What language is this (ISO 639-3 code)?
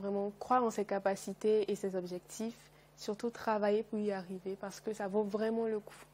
fra